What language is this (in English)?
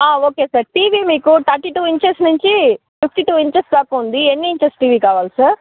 Telugu